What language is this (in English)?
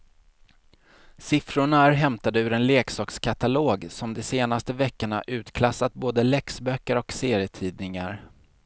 Swedish